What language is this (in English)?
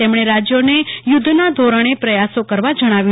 Gujarati